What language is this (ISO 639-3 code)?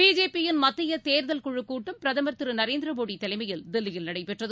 tam